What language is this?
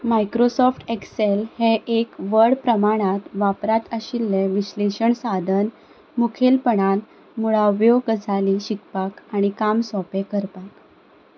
Konkani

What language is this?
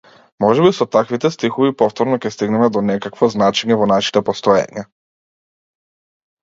Macedonian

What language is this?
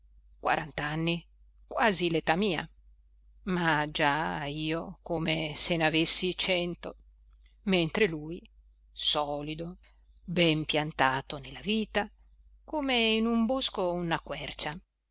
Italian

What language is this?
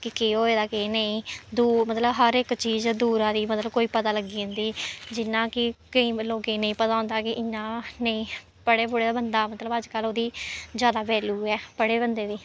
Dogri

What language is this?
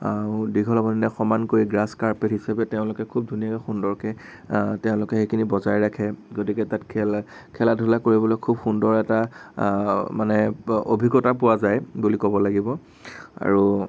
Assamese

